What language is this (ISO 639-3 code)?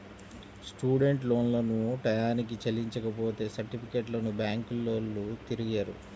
tel